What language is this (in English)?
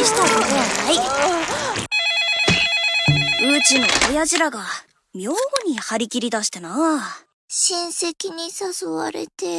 Japanese